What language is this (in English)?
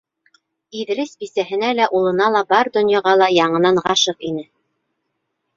Bashkir